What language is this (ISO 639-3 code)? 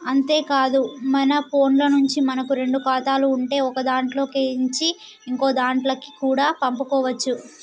tel